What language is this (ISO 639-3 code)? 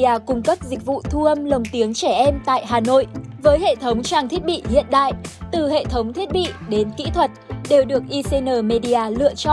vie